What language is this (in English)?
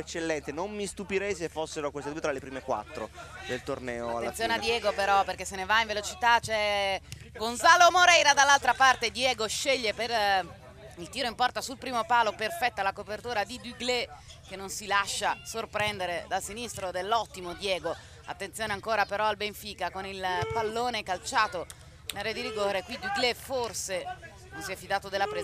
Italian